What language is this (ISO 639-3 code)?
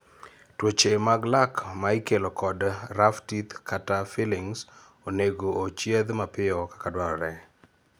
luo